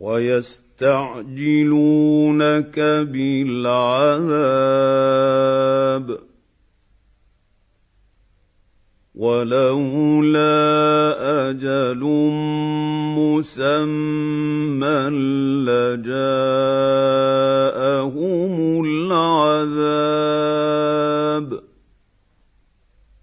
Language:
Arabic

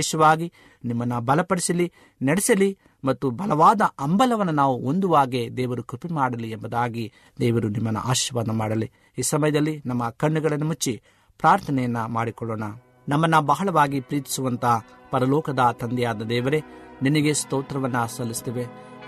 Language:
Kannada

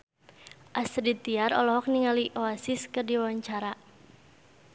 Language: Sundanese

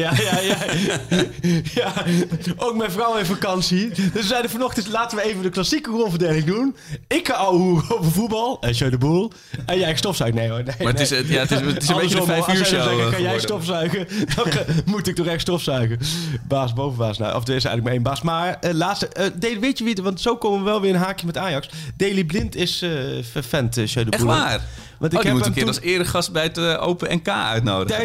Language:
Dutch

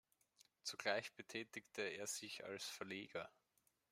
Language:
German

